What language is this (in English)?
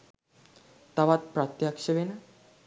Sinhala